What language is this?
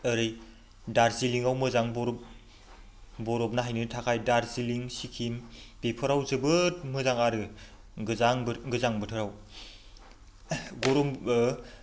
Bodo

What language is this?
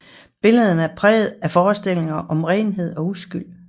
Danish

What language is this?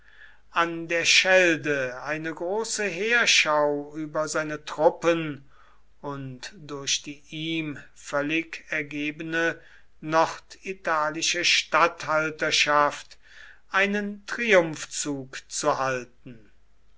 German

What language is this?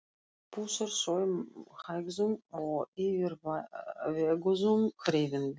Icelandic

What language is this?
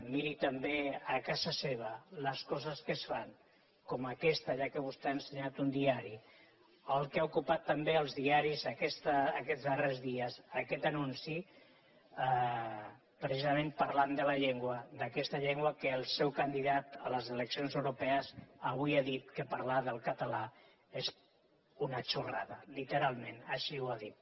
Catalan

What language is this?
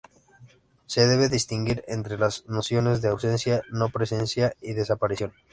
Spanish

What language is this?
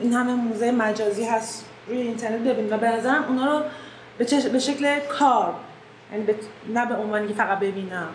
Persian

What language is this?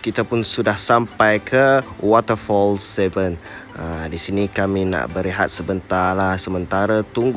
Malay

